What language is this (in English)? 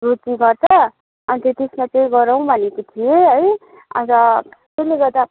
Nepali